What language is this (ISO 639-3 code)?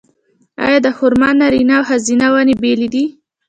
pus